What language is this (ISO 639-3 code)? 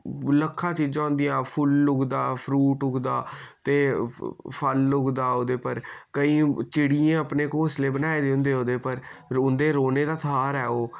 doi